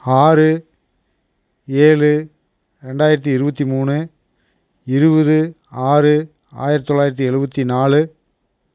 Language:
Tamil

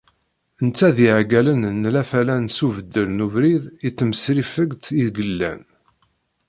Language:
Kabyle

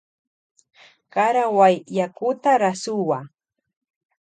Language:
Loja Highland Quichua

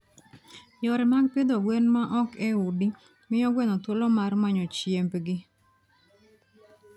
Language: Luo (Kenya and Tanzania)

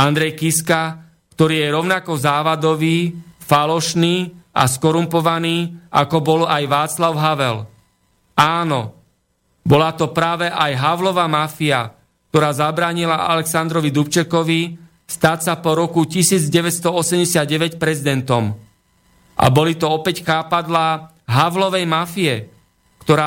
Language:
Slovak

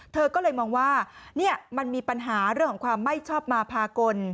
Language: Thai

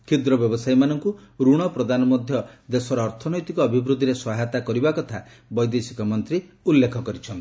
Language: Odia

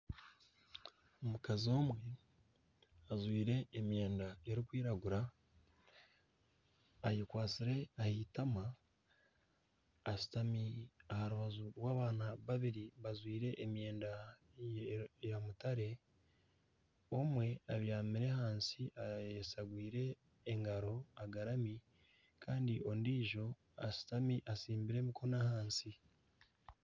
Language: Nyankole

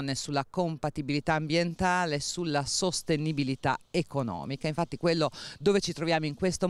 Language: Italian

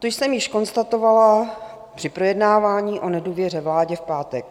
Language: Czech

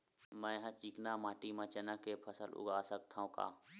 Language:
Chhattisgarhi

